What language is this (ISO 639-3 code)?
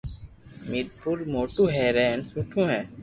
lrk